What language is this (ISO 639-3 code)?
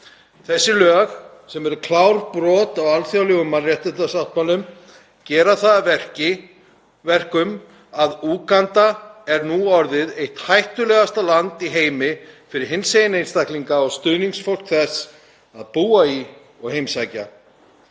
isl